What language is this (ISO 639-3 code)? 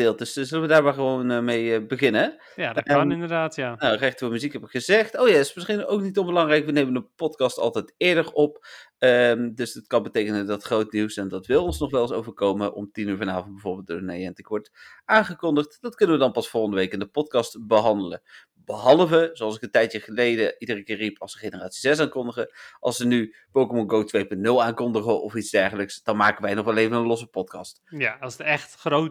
nld